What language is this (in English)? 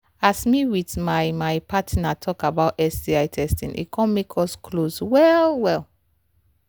Nigerian Pidgin